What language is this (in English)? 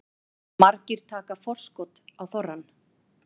Icelandic